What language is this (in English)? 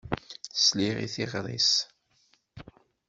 Kabyle